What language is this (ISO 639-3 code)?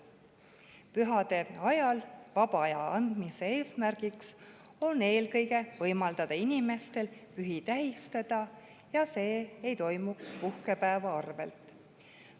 est